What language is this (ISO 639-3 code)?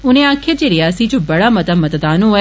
doi